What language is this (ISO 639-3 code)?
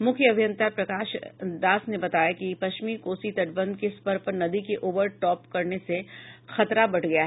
hin